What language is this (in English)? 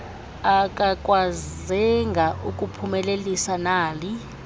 Xhosa